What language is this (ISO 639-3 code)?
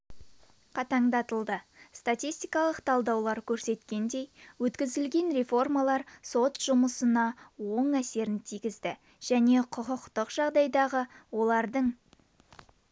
kaz